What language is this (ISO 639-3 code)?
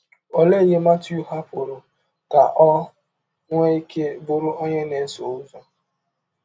ibo